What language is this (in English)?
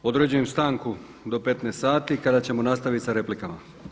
Croatian